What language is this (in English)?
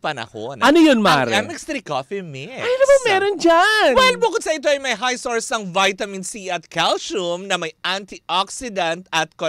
Filipino